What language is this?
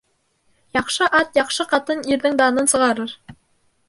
Bashkir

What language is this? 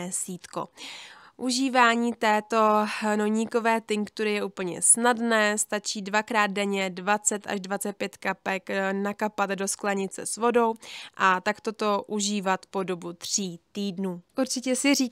Czech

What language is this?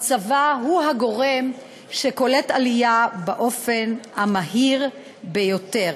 Hebrew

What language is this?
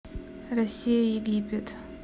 Russian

